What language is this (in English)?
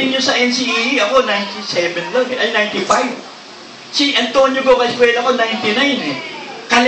Filipino